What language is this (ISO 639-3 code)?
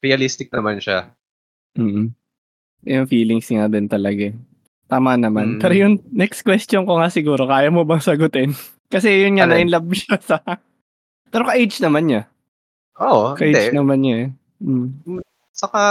fil